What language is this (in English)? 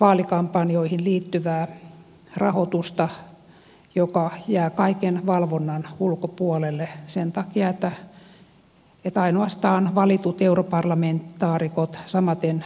Finnish